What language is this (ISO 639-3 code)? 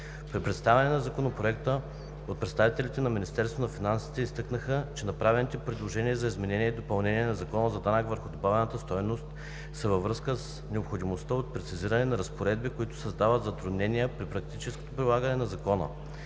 bul